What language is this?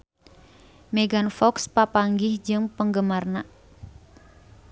Sundanese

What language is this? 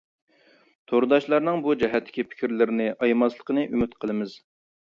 Uyghur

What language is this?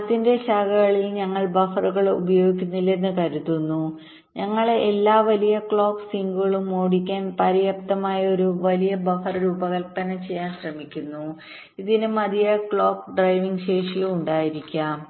Malayalam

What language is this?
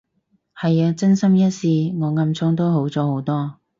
Cantonese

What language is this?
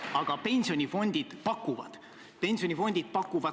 Estonian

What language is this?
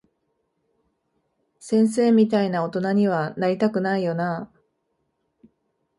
Japanese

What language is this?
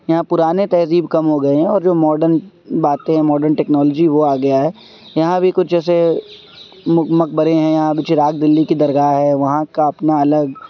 Urdu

